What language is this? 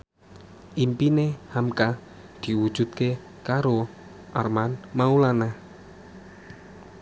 Javanese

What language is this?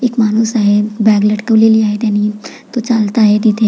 Marathi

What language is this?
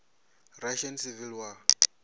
Venda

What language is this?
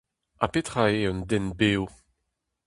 Breton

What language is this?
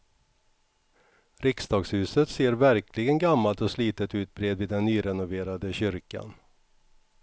Swedish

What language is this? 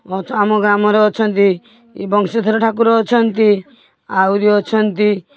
Odia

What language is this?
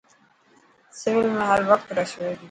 Dhatki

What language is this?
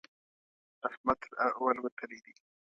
Pashto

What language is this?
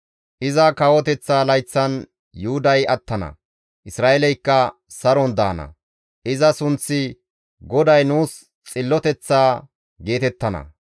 Gamo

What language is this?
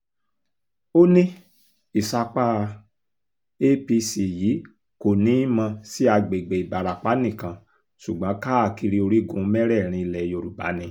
Yoruba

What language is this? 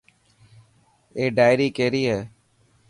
Dhatki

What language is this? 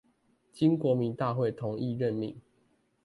Chinese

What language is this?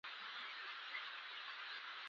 Pashto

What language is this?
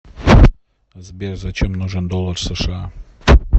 Russian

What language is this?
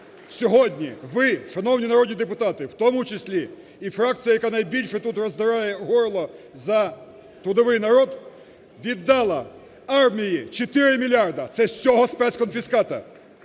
Ukrainian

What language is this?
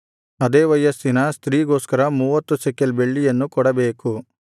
Kannada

